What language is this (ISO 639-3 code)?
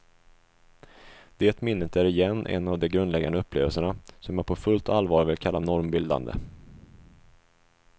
swe